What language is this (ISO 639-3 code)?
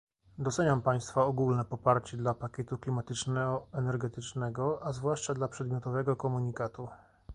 pol